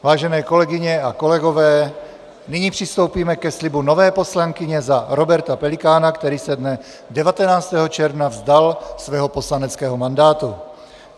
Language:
Czech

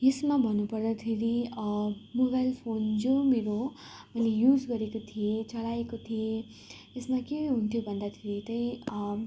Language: Nepali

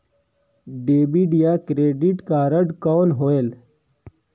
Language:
Chhattisgarhi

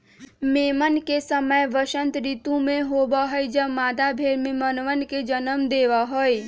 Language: Magahi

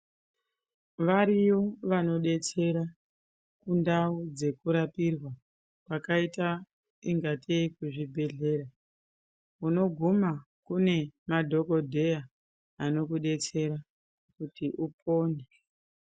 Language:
Ndau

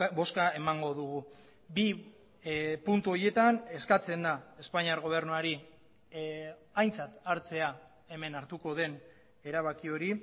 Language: Basque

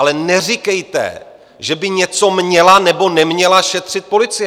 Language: Czech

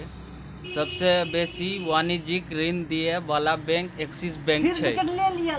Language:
Maithili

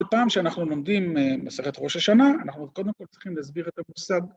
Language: Hebrew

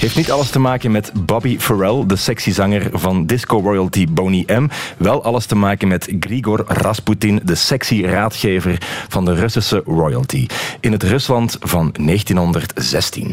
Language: Dutch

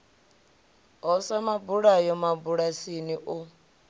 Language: Venda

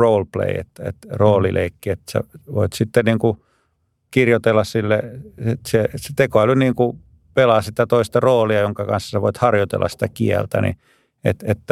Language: Finnish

